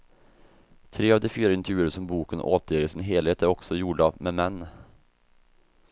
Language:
Swedish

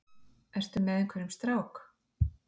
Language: Icelandic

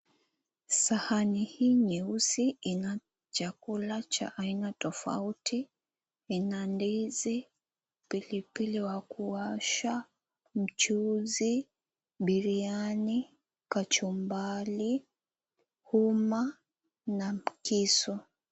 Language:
Swahili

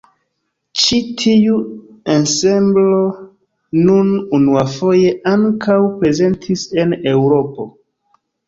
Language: Esperanto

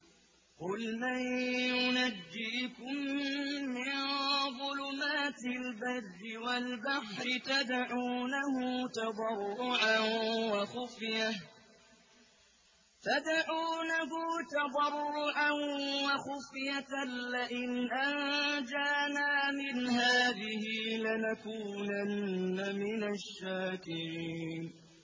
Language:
Arabic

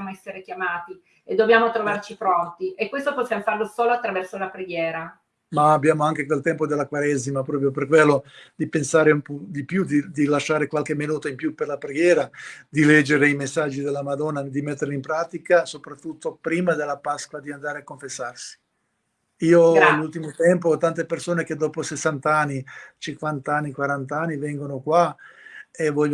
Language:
Italian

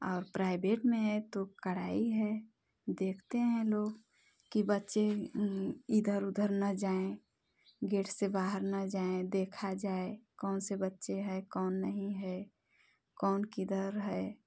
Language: Hindi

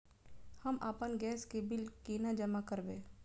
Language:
Maithili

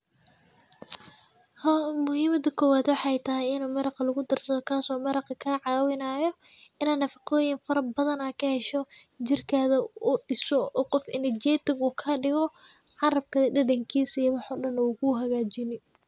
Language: Somali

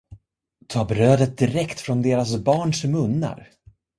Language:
Swedish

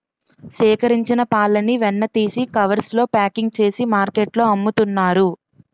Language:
Telugu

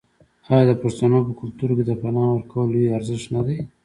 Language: Pashto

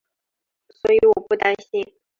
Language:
Chinese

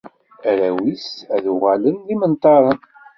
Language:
Kabyle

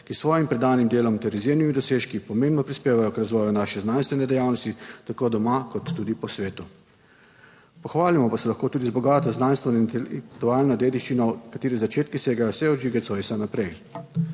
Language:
Slovenian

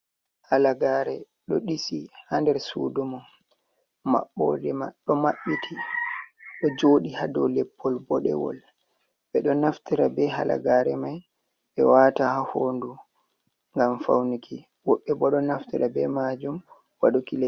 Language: Fula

